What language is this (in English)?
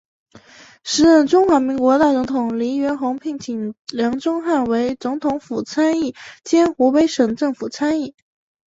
Chinese